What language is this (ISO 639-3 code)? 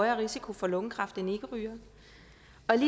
dan